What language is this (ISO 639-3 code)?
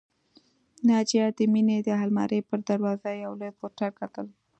pus